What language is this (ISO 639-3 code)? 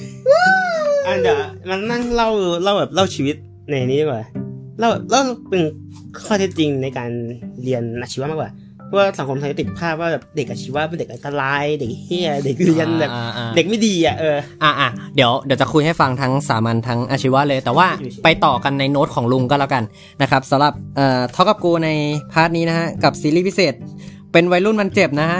tha